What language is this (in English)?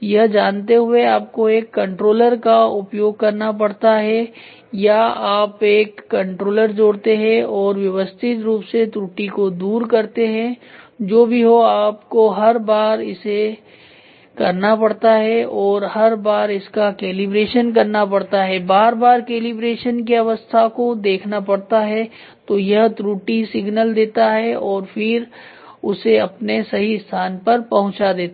Hindi